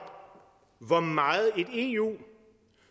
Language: Danish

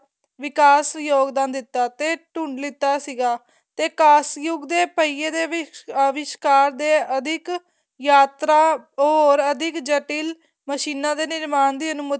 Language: Punjabi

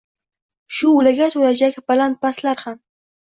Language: Uzbek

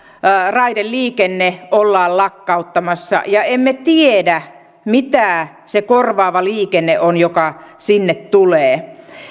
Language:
Finnish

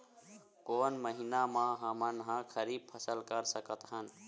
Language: Chhattisgarhi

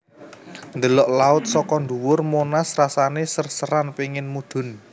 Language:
Javanese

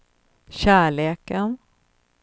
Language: Swedish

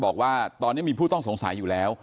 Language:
Thai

